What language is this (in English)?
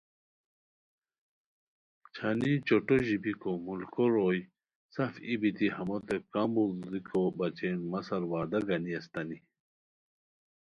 Khowar